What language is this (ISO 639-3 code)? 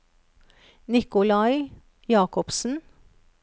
nor